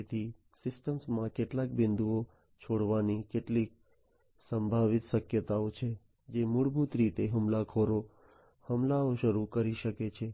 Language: Gujarati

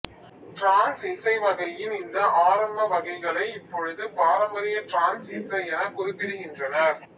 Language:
Tamil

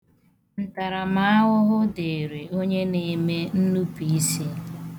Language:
Igbo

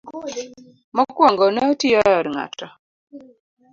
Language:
Luo (Kenya and Tanzania)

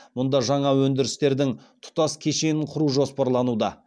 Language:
Kazakh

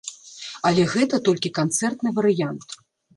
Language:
Belarusian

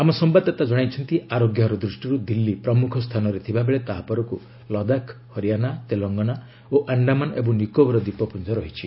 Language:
Odia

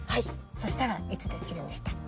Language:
Japanese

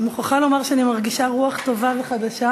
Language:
Hebrew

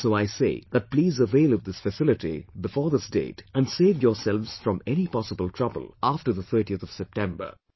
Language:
English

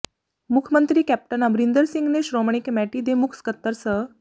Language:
Punjabi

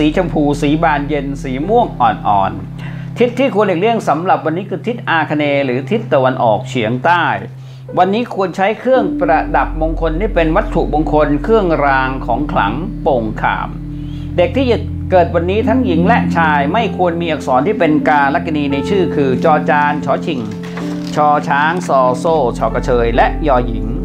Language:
Thai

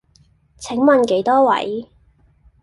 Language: Cantonese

